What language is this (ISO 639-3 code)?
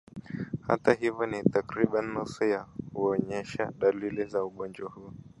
swa